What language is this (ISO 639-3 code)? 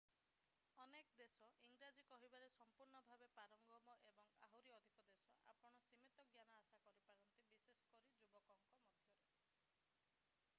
ori